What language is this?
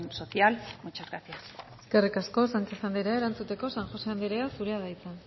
Basque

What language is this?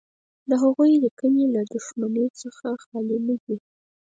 Pashto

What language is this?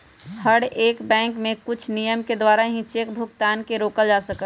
Magahi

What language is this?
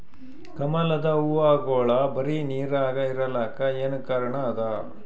Kannada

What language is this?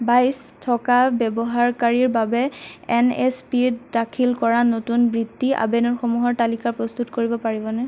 Assamese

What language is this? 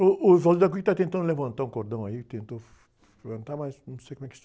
Portuguese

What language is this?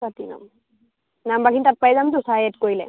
Assamese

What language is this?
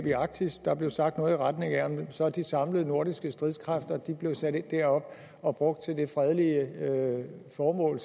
Danish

